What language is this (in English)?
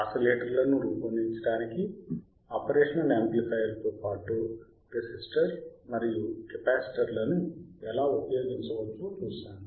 Telugu